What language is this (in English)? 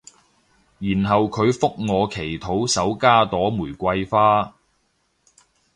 Cantonese